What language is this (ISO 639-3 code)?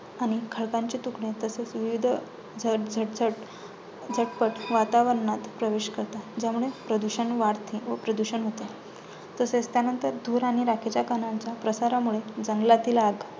mar